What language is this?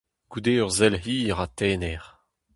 Breton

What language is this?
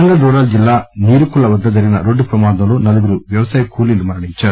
Telugu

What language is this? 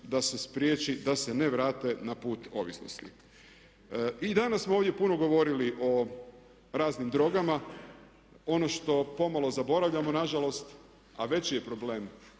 Croatian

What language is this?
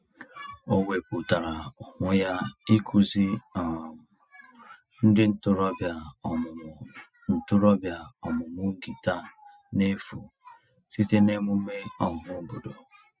Igbo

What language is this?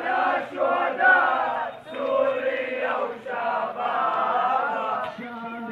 Arabic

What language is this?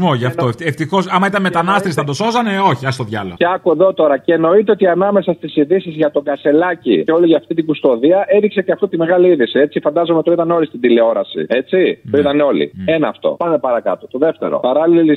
Greek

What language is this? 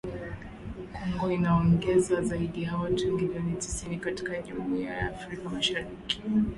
Swahili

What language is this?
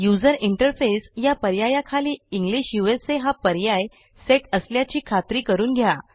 Marathi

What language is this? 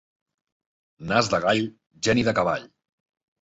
Catalan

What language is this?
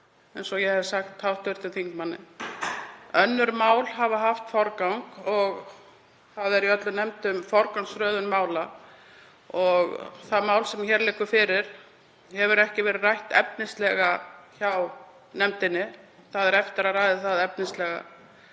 Icelandic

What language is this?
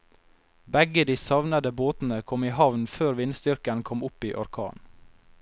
Norwegian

